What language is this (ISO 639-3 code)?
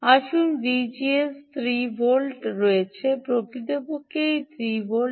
ben